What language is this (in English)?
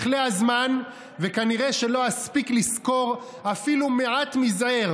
Hebrew